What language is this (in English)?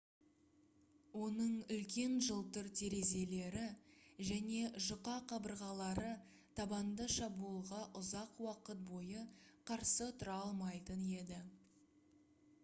Kazakh